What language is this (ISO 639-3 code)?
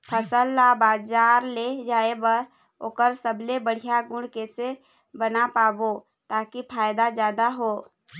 hne